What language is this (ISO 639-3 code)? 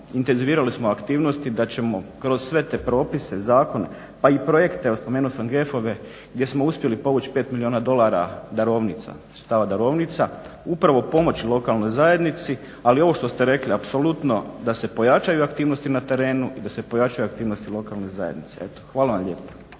hrv